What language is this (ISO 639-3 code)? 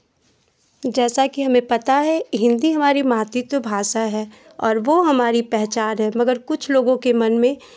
hin